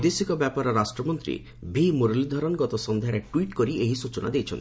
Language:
Odia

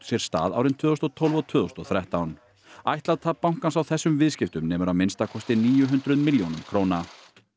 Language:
Icelandic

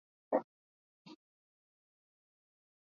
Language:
Swahili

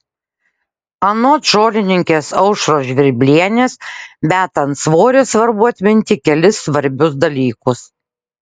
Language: Lithuanian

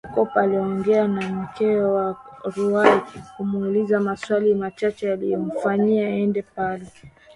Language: Swahili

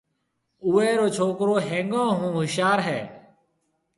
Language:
Marwari (Pakistan)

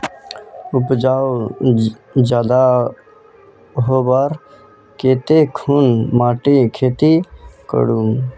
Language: Magahi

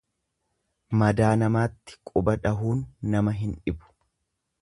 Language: Oromo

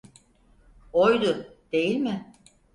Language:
Turkish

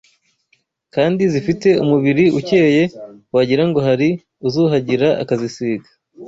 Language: Kinyarwanda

